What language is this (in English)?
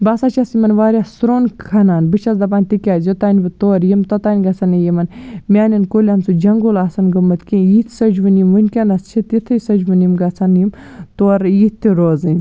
Kashmiri